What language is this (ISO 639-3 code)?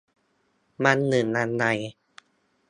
tha